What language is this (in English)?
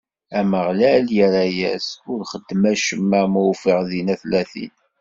Kabyle